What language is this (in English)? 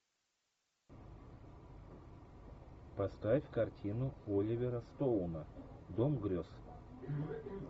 Russian